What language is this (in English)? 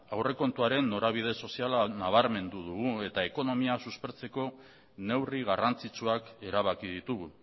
Basque